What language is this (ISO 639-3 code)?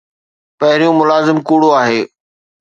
snd